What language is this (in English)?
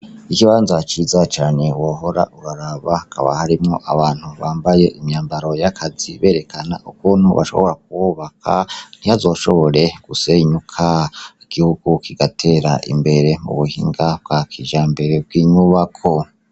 Rundi